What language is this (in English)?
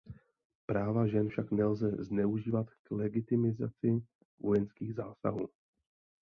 Czech